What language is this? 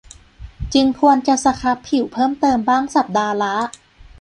Thai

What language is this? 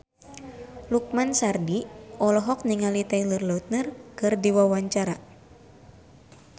Sundanese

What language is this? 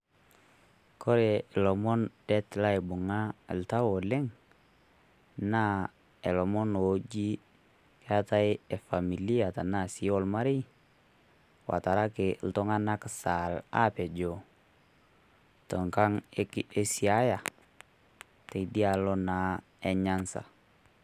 Masai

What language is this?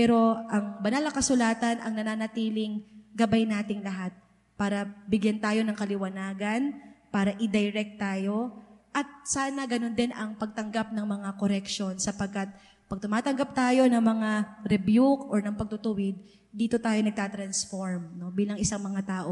Filipino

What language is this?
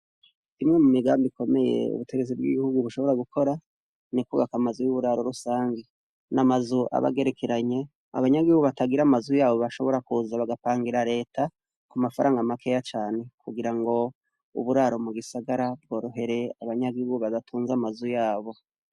Rundi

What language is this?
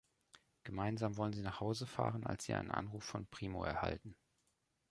German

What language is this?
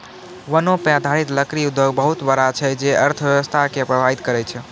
Maithili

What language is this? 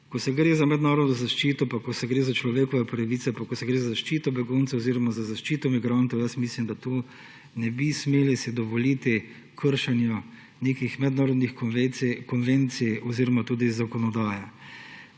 Slovenian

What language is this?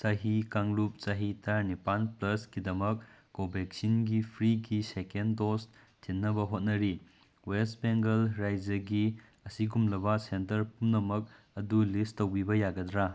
Manipuri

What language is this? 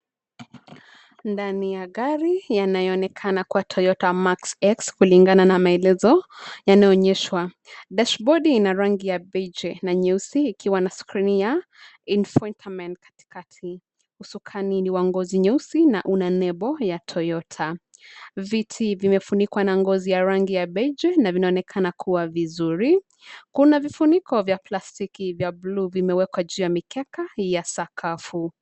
Swahili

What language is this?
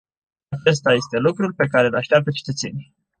Romanian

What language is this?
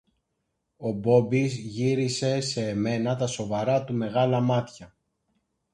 Greek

